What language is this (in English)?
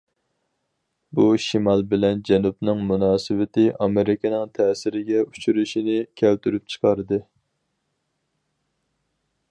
Uyghur